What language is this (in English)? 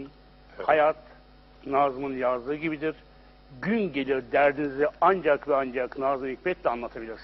Turkish